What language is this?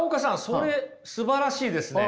Japanese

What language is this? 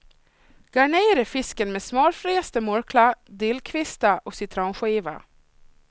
Swedish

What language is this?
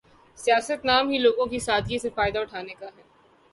Urdu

